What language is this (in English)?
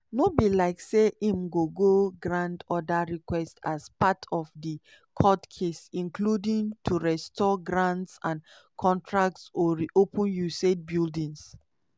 Nigerian Pidgin